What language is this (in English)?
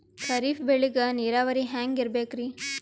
Kannada